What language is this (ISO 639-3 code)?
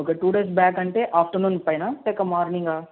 tel